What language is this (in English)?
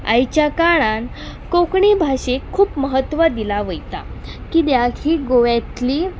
Konkani